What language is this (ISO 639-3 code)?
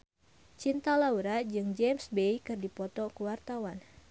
sun